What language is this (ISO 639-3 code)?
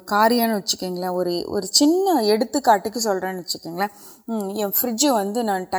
urd